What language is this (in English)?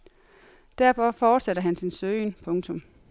Danish